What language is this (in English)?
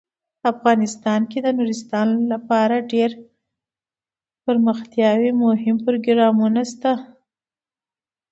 Pashto